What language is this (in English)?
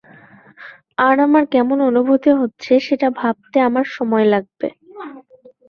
Bangla